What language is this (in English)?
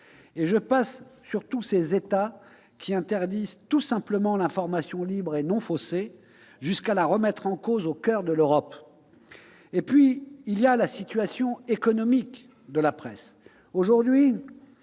French